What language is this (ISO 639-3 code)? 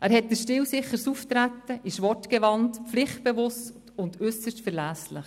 gsw